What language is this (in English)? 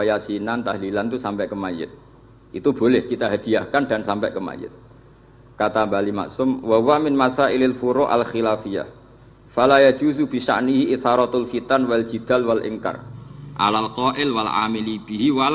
Indonesian